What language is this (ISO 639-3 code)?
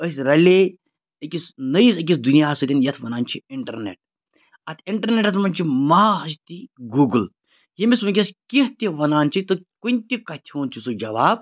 kas